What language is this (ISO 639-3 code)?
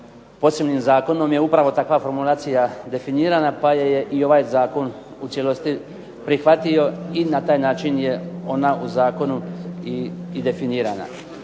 hrv